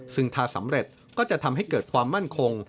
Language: Thai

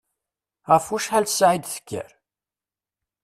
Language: Kabyle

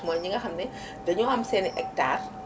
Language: Wolof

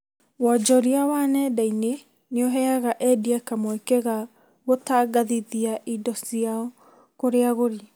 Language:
Kikuyu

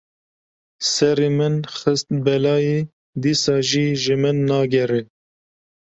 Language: Kurdish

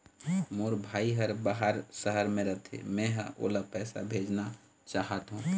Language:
Chhattisgarhi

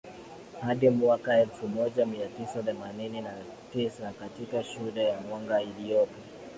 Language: Swahili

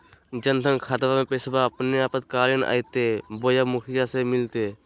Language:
Magahi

